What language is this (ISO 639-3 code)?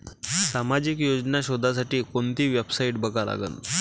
mar